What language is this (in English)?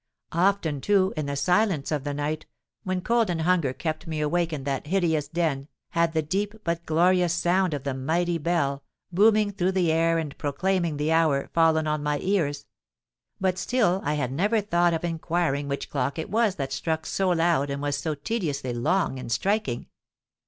English